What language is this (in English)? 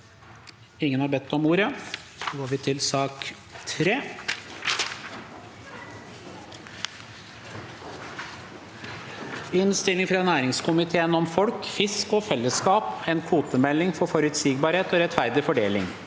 Norwegian